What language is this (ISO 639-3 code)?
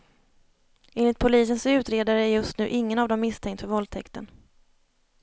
swe